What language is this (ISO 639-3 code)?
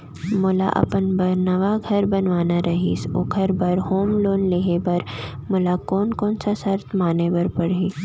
hne